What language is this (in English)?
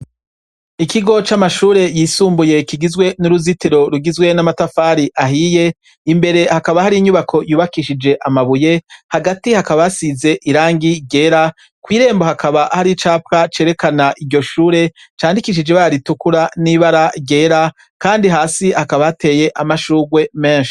Rundi